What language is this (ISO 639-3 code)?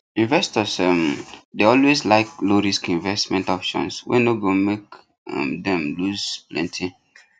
pcm